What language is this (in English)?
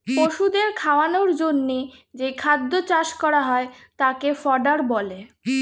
Bangla